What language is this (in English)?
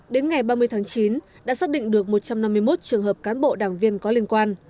Vietnamese